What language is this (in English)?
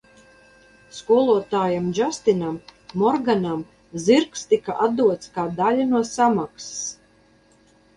Latvian